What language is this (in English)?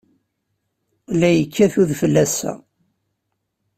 Kabyle